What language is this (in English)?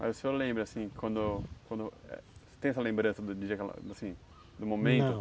Portuguese